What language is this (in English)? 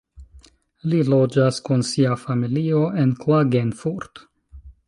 Esperanto